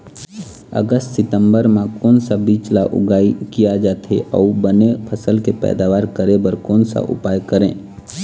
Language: Chhattisgarhi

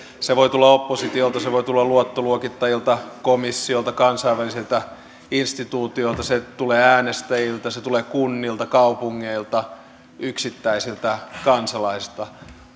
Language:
Finnish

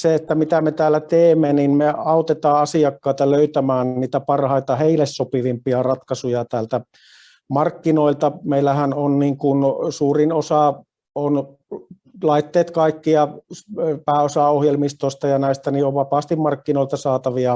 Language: Finnish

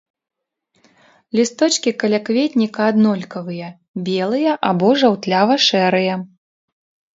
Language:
Belarusian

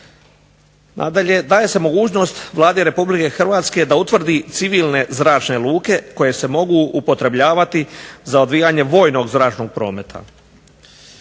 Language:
Croatian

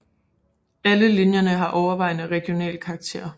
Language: Danish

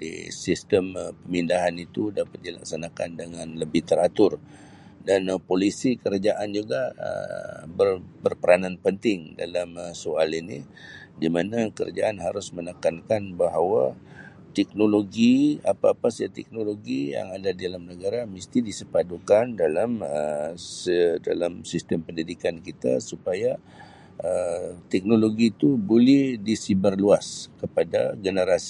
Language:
Sabah Malay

